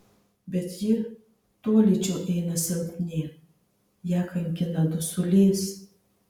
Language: Lithuanian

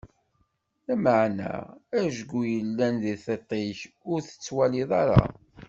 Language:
Kabyle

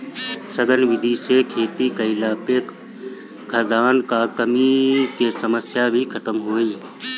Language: Bhojpuri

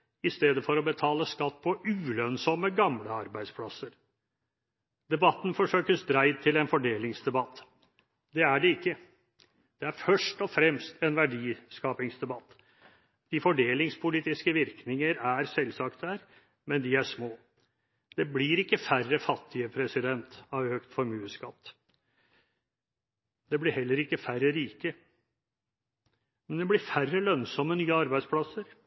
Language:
Norwegian Bokmål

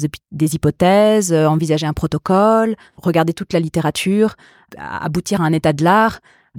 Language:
French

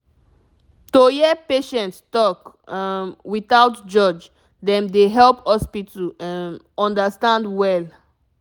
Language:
Nigerian Pidgin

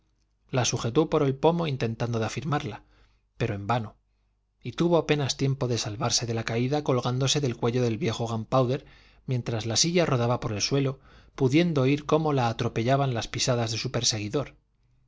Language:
Spanish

